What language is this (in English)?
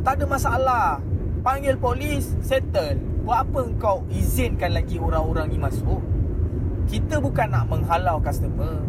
Malay